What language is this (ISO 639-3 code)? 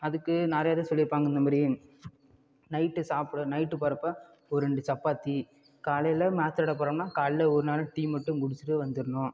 tam